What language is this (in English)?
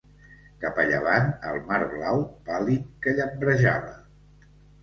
Catalan